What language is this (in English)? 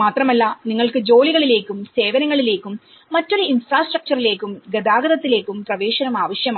Malayalam